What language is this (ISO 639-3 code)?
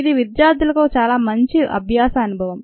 tel